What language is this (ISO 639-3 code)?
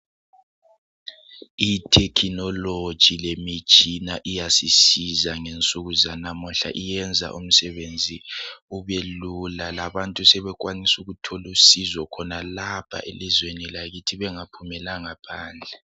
nde